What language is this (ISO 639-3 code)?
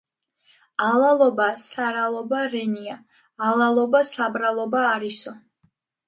kat